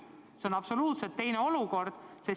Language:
Estonian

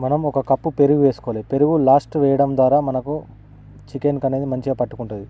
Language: Telugu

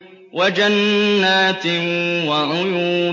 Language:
Arabic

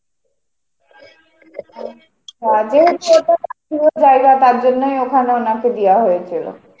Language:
Bangla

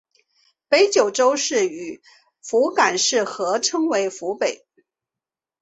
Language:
Chinese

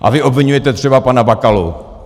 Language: Czech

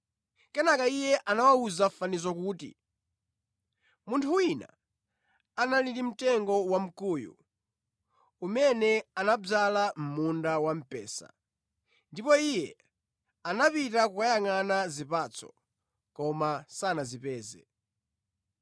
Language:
Nyanja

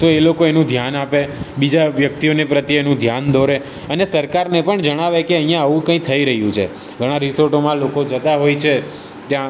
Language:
Gujarati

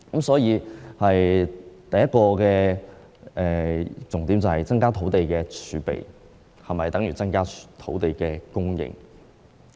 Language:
Cantonese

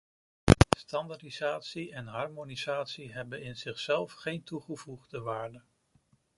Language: Dutch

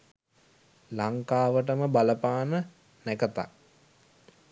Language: Sinhala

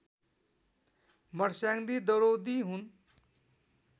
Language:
Nepali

